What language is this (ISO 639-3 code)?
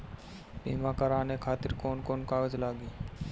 bho